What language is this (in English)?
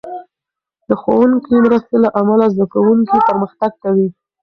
Pashto